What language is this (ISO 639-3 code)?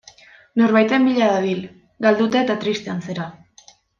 eus